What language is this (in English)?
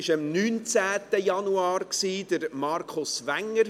Swiss German